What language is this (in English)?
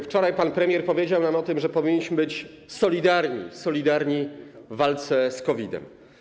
Polish